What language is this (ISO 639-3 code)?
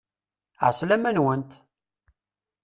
kab